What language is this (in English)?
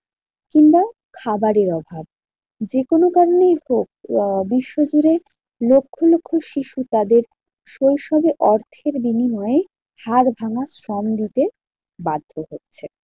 Bangla